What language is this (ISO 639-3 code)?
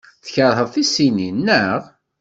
kab